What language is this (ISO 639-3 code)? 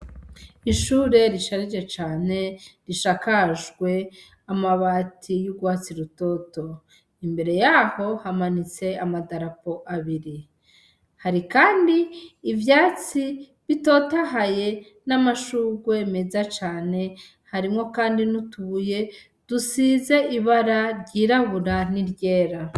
run